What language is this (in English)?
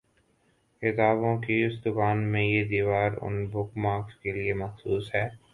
Urdu